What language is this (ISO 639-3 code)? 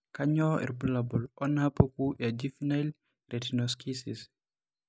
mas